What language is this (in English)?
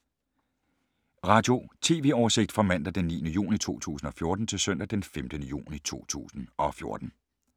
Danish